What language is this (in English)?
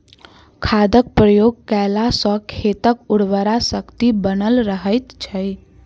Maithili